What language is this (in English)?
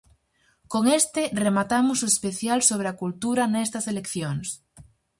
Galician